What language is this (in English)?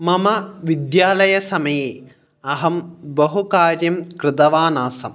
Sanskrit